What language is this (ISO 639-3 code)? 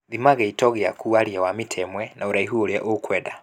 kik